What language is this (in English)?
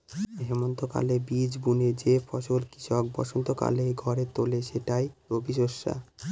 Bangla